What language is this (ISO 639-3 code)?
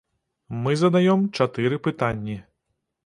bel